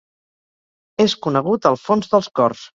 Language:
Catalan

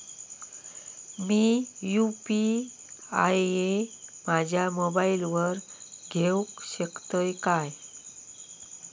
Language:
Marathi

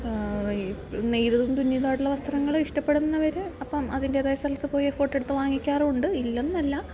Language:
Malayalam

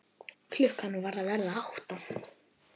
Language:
Icelandic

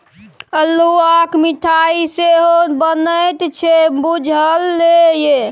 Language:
Maithili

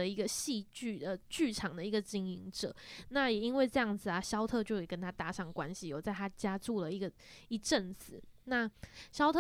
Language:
Chinese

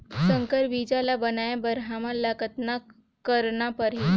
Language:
Chhattisgarhi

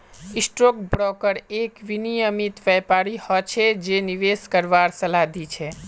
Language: Magahi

